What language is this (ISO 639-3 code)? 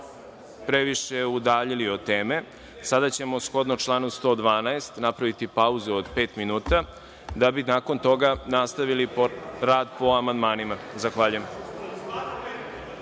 srp